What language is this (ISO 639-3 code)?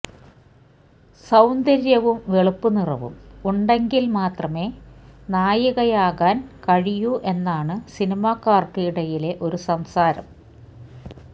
mal